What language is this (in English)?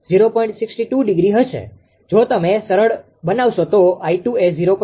Gujarati